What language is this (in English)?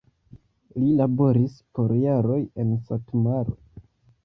Esperanto